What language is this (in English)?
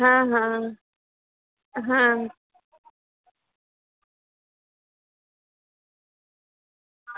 Gujarati